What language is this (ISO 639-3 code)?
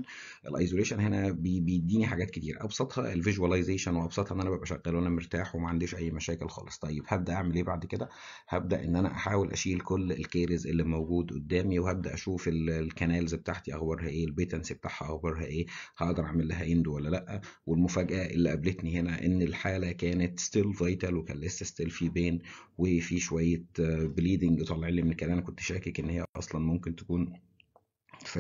ara